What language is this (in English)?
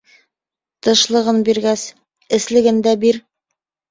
Bashkir